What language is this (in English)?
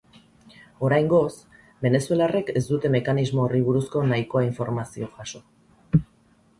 Basque